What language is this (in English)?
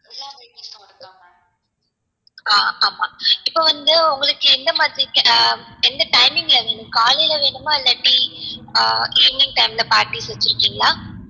Tamil